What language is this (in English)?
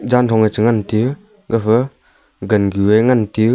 Wancho Naga